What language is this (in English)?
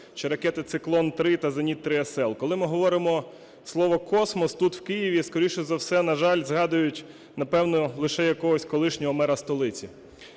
Ukrainian